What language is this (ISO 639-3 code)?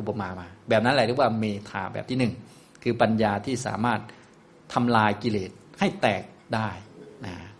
tha